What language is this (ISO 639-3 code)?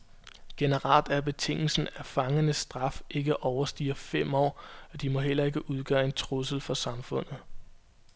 dan